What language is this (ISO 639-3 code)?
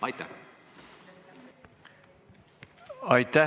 est